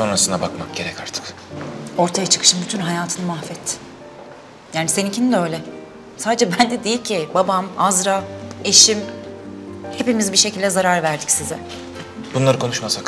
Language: Turkish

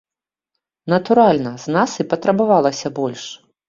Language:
Belarusian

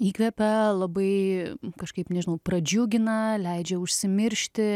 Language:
Lithuanian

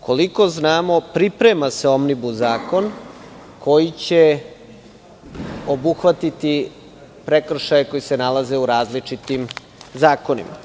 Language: Serbian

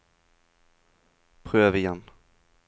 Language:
Norwegian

